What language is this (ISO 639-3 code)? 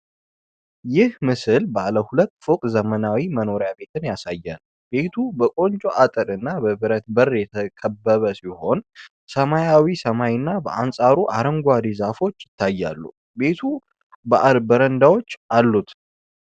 amh